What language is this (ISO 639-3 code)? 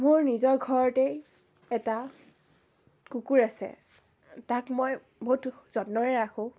asm